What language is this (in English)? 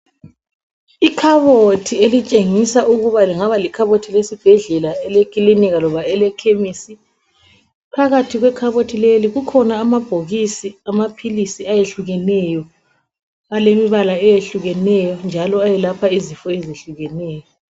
North Ndebele